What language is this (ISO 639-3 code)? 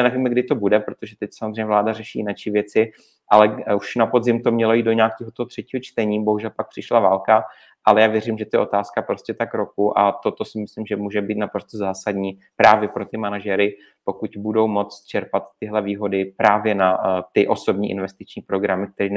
ces